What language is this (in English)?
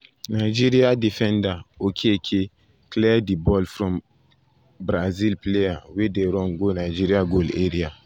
Nigerian Pidgin